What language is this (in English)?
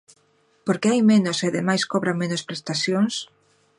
Galician